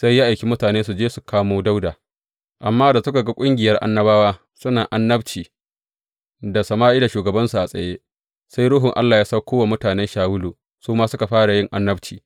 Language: Hausa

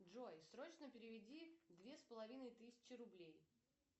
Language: Russian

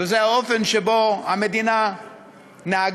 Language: Hebrew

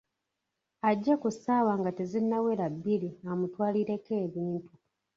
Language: Ganda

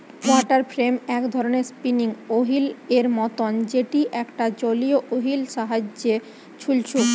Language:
Bangla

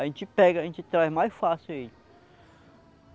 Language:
Portuguese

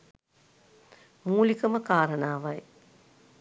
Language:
Sinhala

